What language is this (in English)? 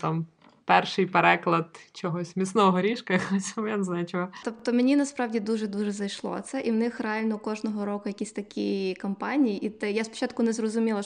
Ukrainian